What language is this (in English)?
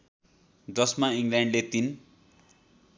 Nepali